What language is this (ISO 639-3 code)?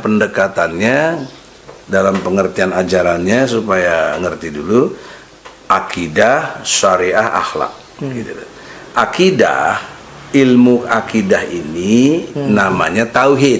ind